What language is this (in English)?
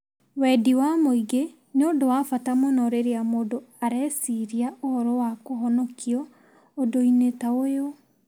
Kikuyu